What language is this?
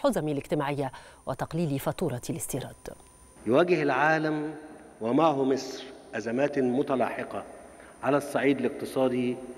Arabic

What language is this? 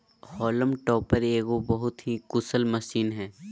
Magahi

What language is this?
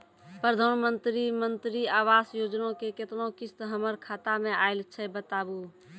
Maithili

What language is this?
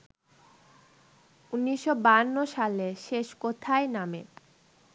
Bangla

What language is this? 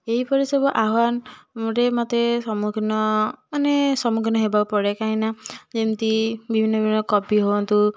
Odia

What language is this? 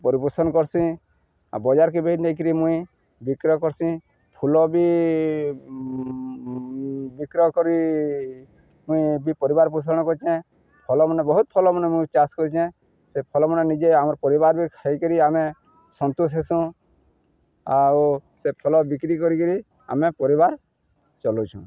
Odia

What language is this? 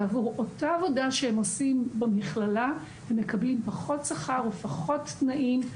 Hebrew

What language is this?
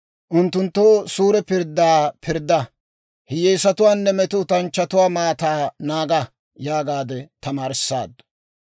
Dawro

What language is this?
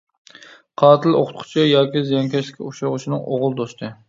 Uyghur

